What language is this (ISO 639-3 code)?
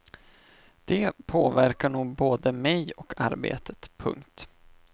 swe